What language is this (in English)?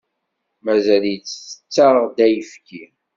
Kabyle